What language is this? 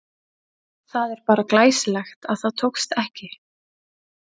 Icelandic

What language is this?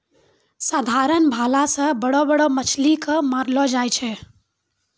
Maithili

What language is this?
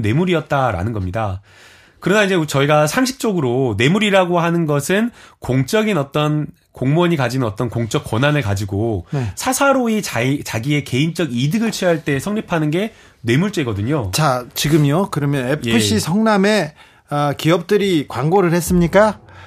Korean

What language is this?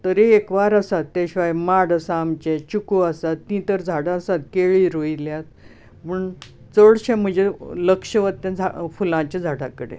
Konkani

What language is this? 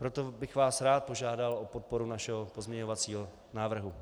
Czech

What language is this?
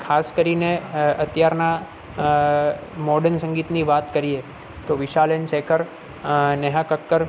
Gujarati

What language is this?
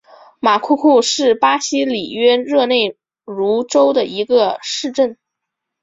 Chinese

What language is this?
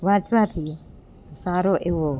Gujarati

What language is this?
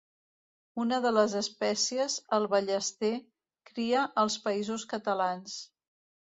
Catalan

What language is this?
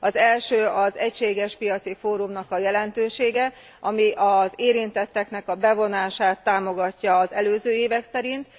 Hungarian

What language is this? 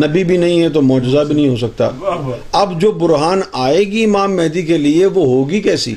Urdu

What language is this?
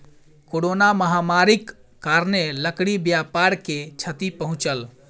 Maithili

